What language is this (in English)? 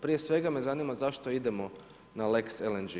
Croatian